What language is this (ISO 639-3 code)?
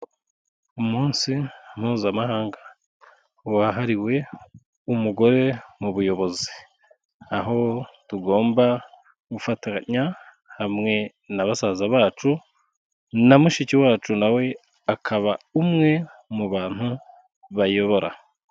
kin